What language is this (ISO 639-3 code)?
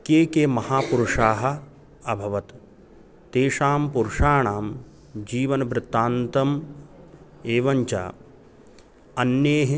san